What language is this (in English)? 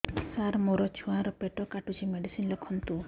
Odia